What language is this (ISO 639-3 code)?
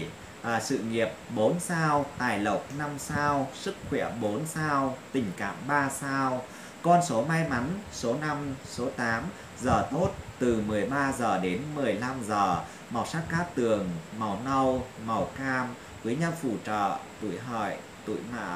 vie